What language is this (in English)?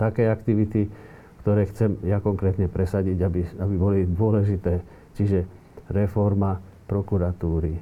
Slovak